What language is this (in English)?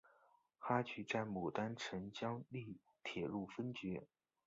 Chinese